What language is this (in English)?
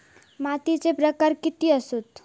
Marathi